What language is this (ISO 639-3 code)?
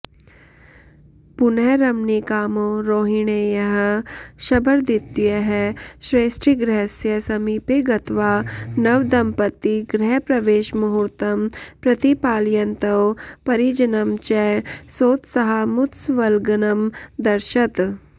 san